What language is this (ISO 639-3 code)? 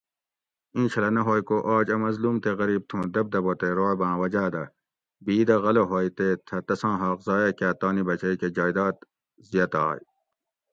gwc